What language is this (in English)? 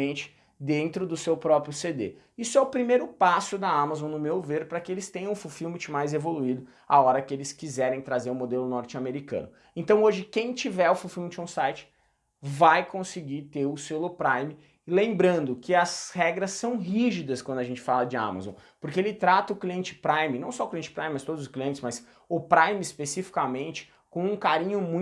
Portuguese